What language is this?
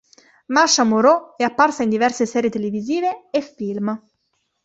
Italian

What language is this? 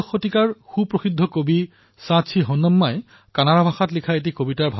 Assamese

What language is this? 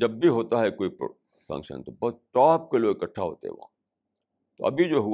Urdu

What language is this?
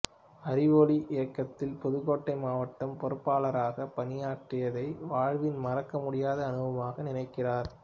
Tamil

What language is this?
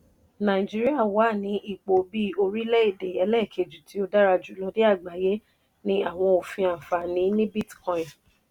Yoruba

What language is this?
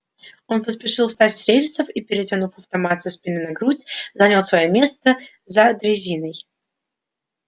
Russian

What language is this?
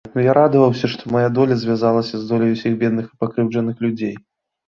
Belarusian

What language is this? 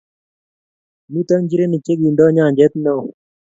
Kalenjin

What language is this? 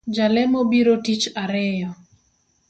Luo (Kenya and Tanzania)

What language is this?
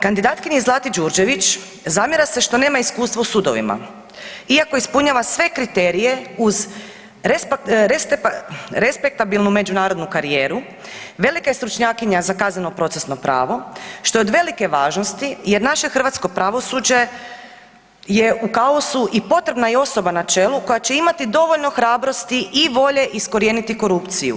Croatian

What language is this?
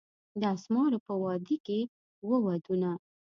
Pashto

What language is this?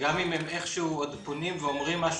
Hebrew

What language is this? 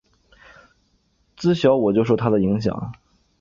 Chinese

